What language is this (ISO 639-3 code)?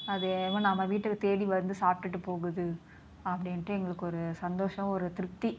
tam